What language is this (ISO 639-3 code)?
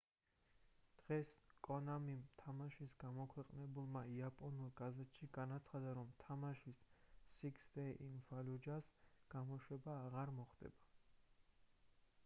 kat